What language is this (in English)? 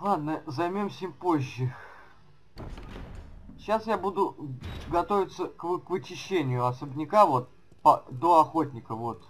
Russian